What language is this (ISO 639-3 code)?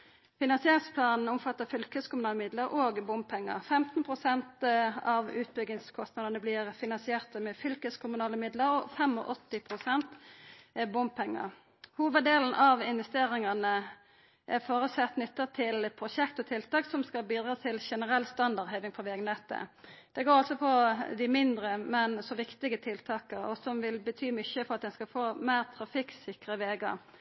nno